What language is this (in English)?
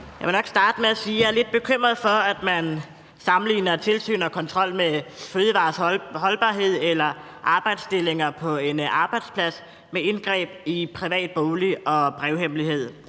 Danish